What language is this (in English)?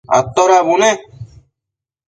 Matsés